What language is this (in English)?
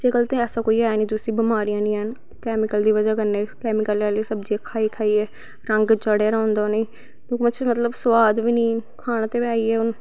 Dogri